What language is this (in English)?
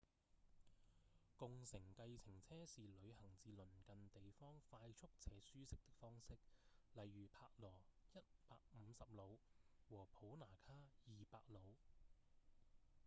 Cantonese